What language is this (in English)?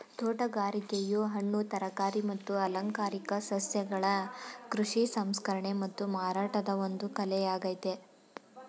Kannada